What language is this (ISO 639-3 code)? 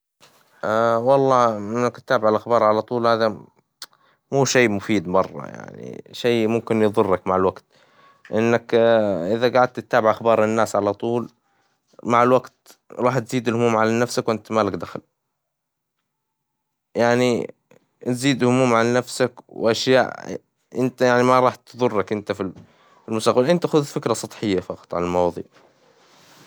acw